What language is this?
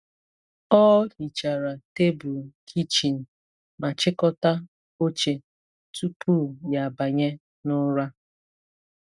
Igbo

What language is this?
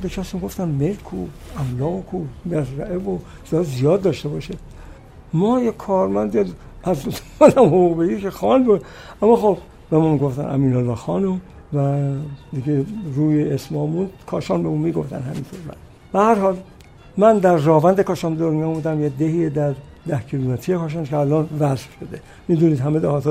Persian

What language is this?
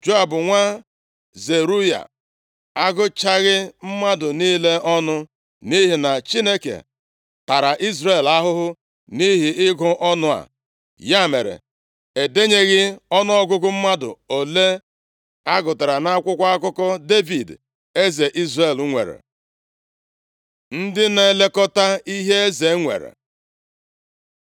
Igbo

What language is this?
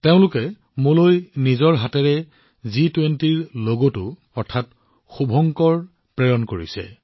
Assamese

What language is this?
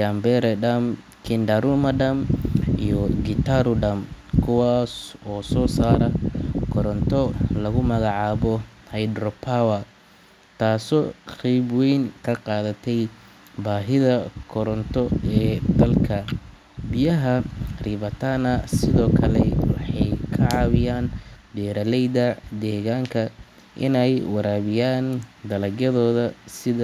Somali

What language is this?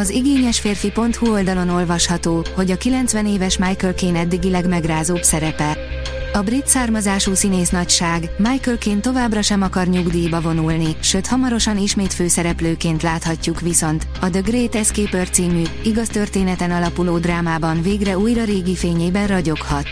Hungarian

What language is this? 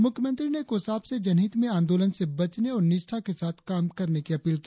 Hindi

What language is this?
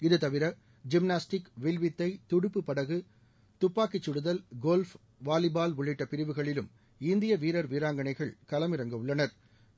Tamil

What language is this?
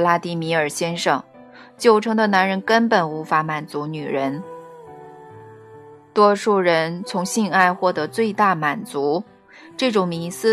Chinese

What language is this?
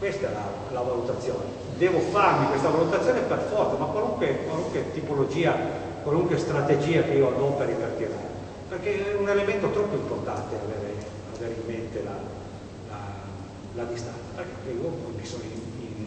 Italian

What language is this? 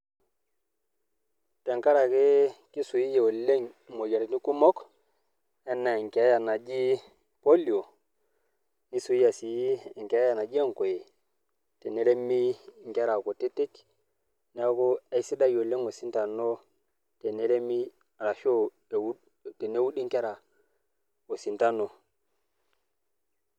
Masai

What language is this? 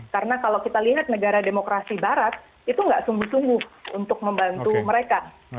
Indonesian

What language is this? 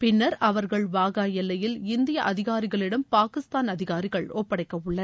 Tamil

